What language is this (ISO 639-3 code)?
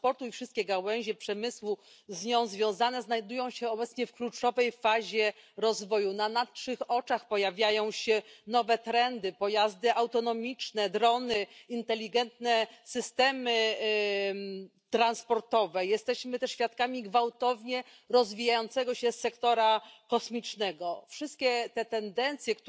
hrv